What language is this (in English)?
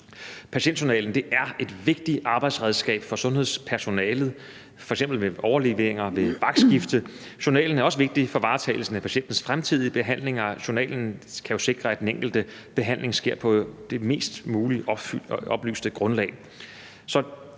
Danish